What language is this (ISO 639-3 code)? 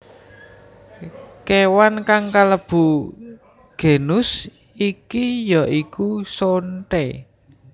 jav